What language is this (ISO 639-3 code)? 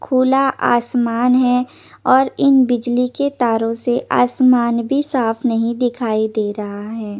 hin